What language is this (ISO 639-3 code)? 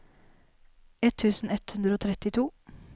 nor